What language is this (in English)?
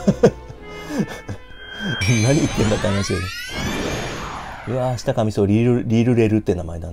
Japanese